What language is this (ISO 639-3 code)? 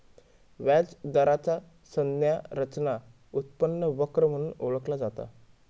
mar